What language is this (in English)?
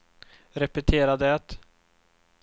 Swedish